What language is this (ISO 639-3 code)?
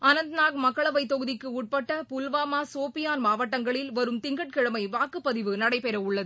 tam